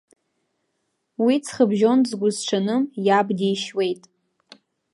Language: Abkhazian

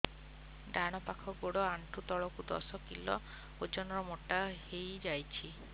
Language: Odia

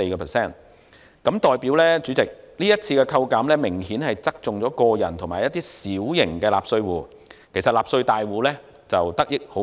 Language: Cantonese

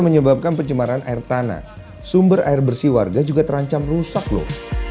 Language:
Indonesian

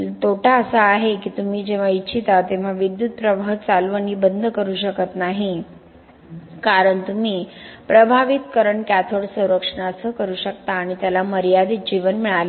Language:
Marathi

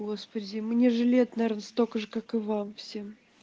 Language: Russian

